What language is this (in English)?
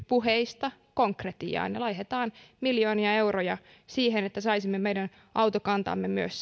Finnish